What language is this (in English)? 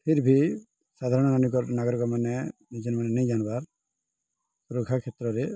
Odia